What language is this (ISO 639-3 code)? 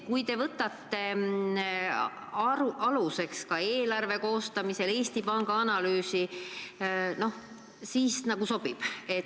est